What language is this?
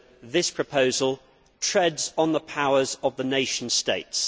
English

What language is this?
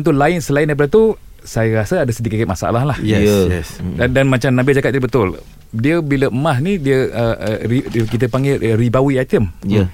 Malay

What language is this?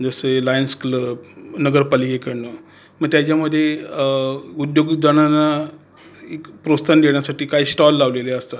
Marathi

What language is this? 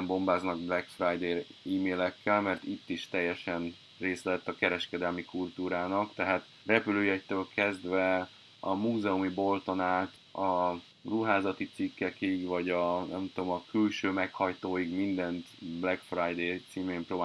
Hungarian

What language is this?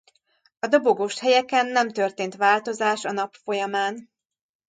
Hungarian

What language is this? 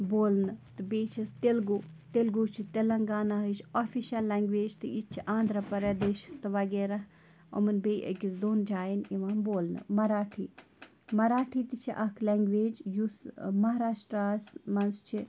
Kashmiri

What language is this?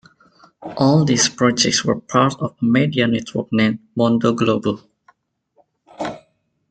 English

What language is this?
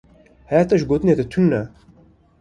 Kurdish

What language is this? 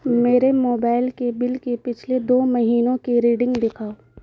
Urdu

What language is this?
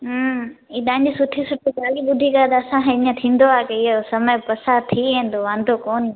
Sindhi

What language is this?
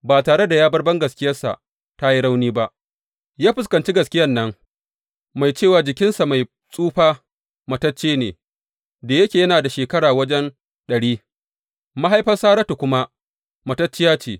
Hausa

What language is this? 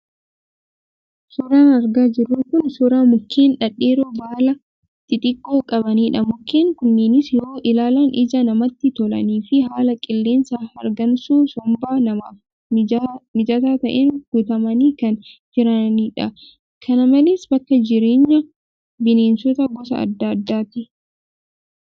Oromo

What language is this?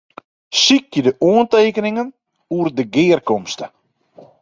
Western Frisian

